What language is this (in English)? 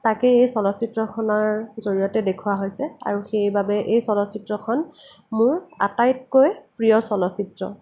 Assamese